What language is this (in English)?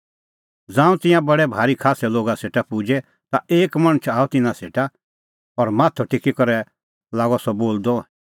Kullu Pahari